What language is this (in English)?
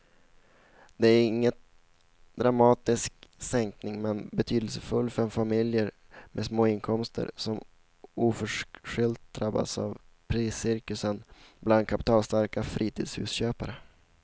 Swedish